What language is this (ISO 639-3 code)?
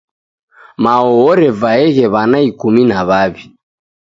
dav